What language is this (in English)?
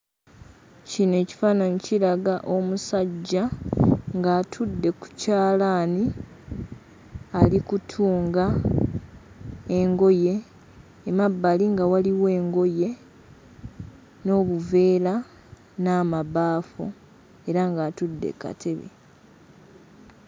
Ganda